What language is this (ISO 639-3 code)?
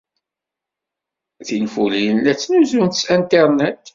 kab